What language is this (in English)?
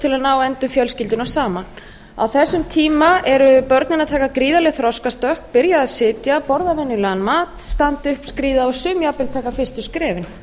Icelandic